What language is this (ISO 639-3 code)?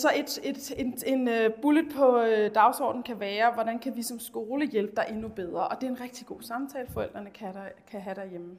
dan